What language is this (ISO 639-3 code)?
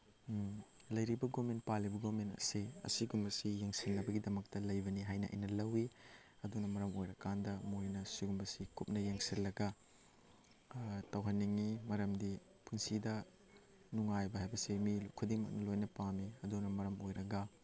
mni